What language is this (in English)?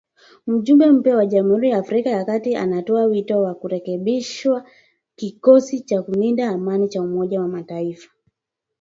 Swahili